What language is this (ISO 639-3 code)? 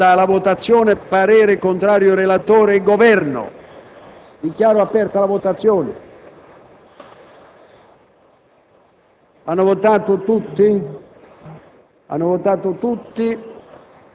ita